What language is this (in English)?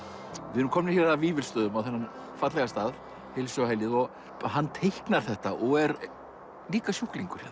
Icelandic